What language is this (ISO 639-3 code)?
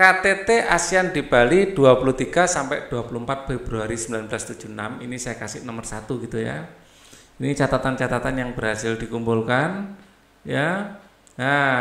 ind